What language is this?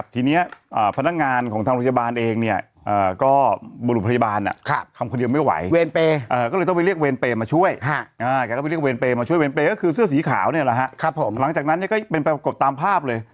Thai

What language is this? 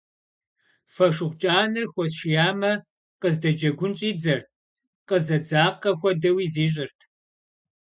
Kabardian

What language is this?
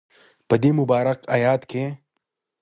Pashto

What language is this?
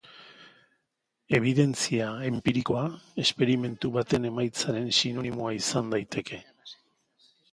Basque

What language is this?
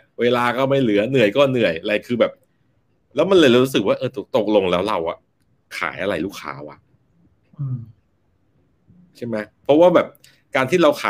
Thai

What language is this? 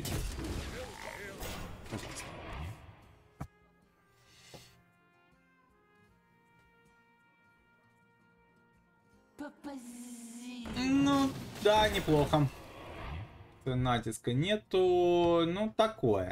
Russian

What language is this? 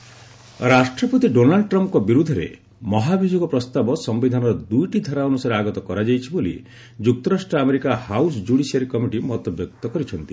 Odia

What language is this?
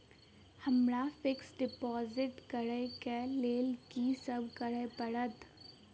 Maithili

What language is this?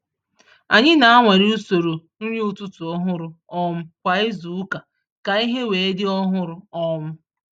Igbo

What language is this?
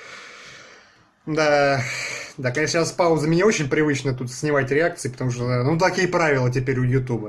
Russian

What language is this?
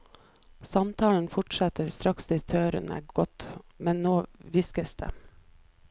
Norwegian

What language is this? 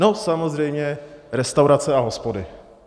Czech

